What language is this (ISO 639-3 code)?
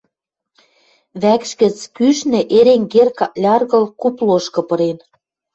mrj